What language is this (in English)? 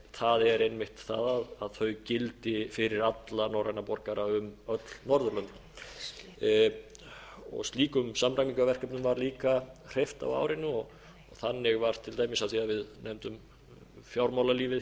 Icelandic